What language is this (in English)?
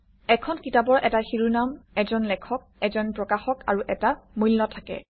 Assamese